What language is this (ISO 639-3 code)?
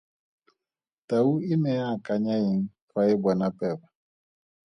tsn